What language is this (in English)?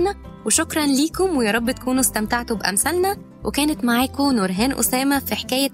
Arabic